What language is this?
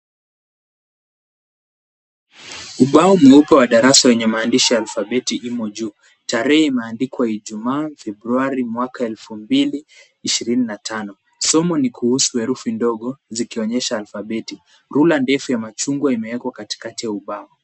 Swahili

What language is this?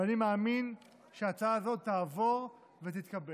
Hebrew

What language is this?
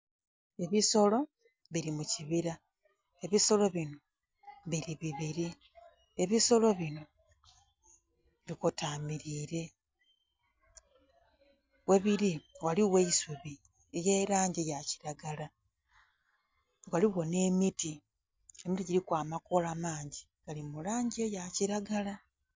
Soga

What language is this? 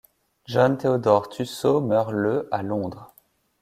French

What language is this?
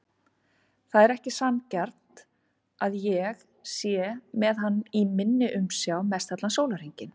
Icelandic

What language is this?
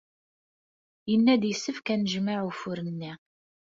Kabyle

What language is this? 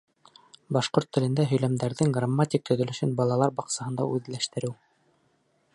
Bashkir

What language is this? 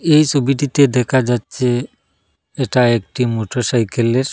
Bangla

